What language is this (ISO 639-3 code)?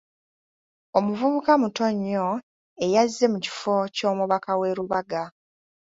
lug